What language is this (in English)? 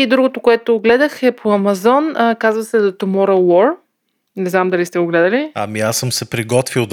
Bulgarian